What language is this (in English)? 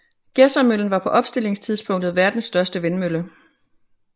Danish